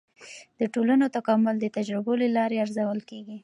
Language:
Pashto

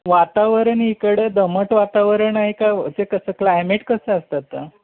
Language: Marathi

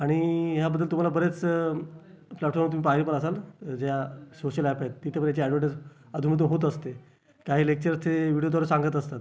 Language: Marathi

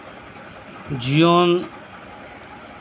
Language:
Santali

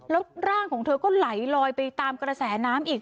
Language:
Thai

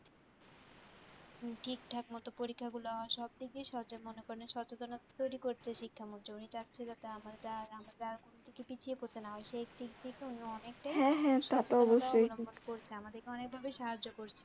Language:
Bangla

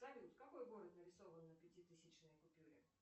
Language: Russian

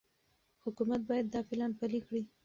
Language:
Pashto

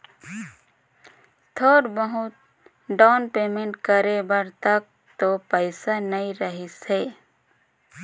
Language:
Chhattisgarhi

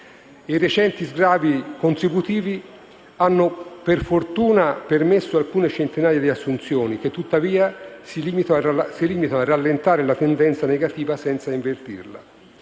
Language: Italian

